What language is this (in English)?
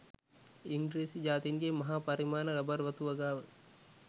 Sinhala